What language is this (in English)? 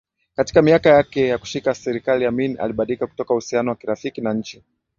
Swahili